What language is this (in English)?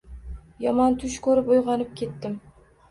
Uzbek